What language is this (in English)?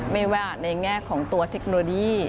Thai